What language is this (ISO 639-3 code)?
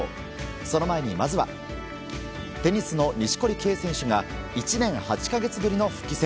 jpn